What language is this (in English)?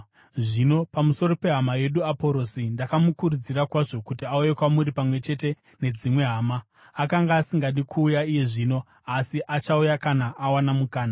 Shona